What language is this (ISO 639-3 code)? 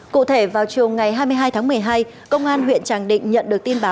vie